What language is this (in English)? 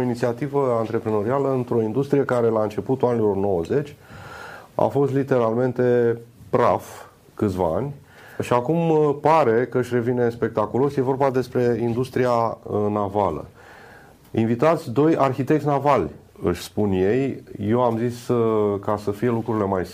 Romanian